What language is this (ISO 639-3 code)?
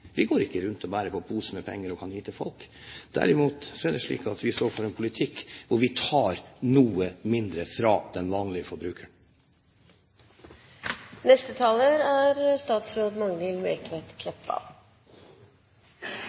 nor